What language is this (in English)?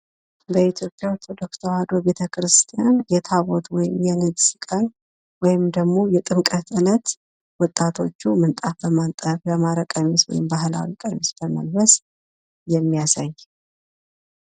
Amharic